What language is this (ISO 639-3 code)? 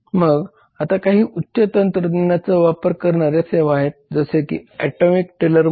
mar